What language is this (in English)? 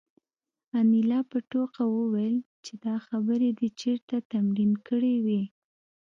Pashto